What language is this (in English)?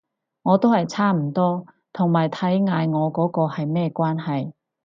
Cantonese